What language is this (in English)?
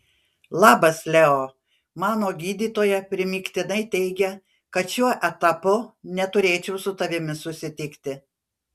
Lithuanian